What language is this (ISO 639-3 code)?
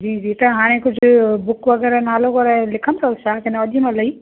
snd